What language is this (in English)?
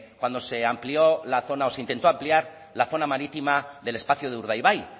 Spanish